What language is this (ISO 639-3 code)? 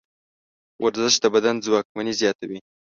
pus